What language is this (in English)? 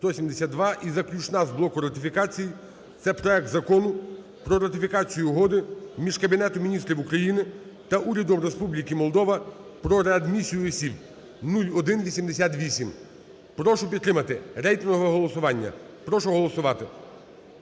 Ukrainian